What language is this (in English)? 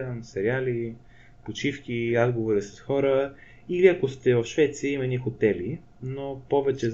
Bulgarian